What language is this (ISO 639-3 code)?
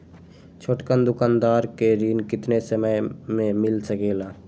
mag